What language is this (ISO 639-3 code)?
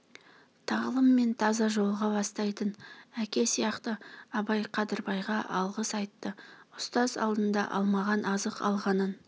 kaz